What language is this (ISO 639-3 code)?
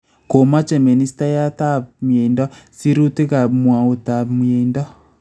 kln